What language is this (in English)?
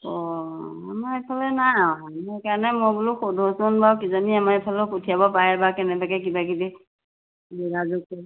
Assamese